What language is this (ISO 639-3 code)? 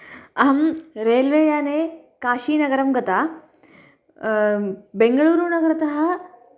san